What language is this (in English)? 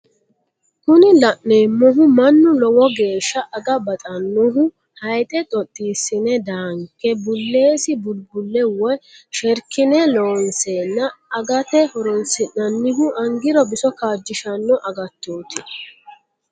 Sidamo